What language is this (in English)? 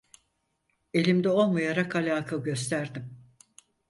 Turkish